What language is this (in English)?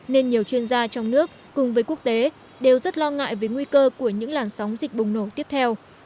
Vietnamese